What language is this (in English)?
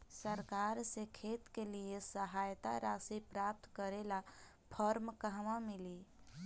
Bhojpuri